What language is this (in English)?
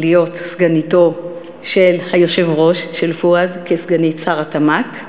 Hebrew